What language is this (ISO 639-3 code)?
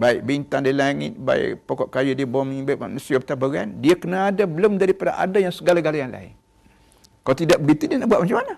msa